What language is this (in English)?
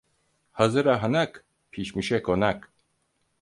Turkish